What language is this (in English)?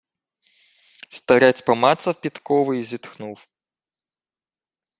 Ukrainian